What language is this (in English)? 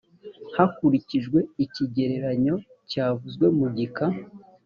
Kinyarwanda